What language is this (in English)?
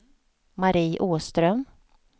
Swedish